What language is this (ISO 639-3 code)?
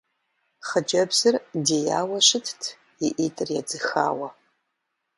kbd